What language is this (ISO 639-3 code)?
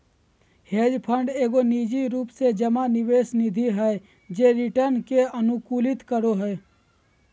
mag